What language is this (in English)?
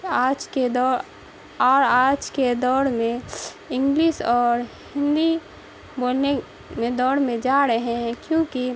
Urdu